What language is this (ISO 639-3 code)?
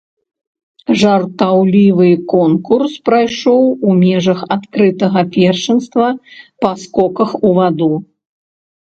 bel